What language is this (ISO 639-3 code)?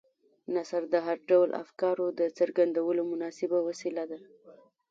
pus